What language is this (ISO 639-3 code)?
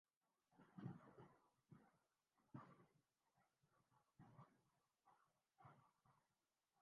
urd